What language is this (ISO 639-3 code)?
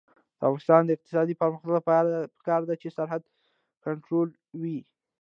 pus